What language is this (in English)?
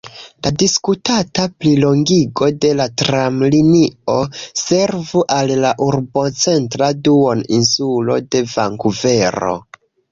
Esperanto